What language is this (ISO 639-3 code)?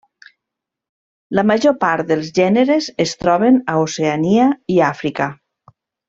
cat